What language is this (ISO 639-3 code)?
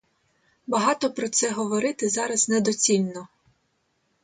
ukr